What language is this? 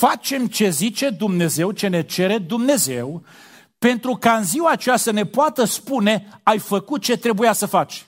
Romanian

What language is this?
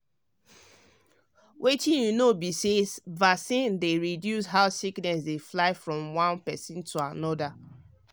Nigerian Pidgin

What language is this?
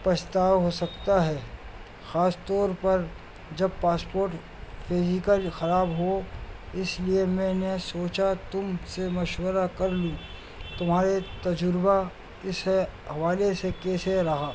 Urdu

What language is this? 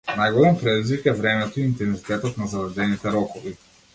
Macedonian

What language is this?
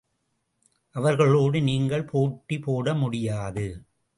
Tamil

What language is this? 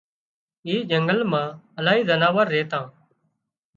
Wadiyara Koli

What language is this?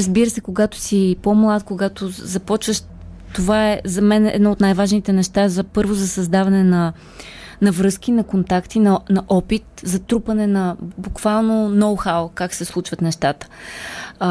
Bulgarian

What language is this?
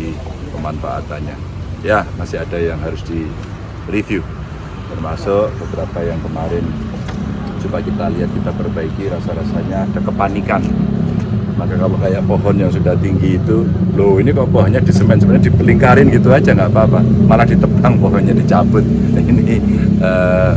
Indonesian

